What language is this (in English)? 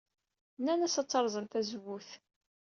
Kabyle